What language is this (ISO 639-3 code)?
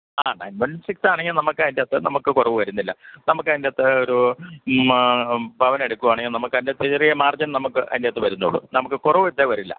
mal